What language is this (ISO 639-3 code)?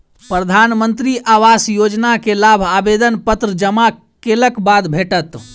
mai